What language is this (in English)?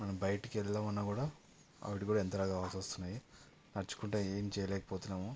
Telugu